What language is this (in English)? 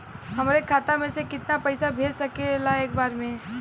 Bhojpuri